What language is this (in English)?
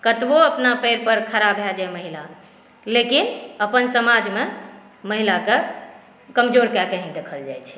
Maithili